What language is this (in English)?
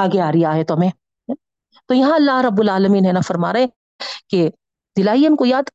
Urdu